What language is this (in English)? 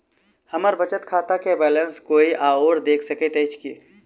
Maithili